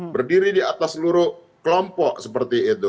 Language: Indonesian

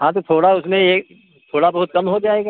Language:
Hindi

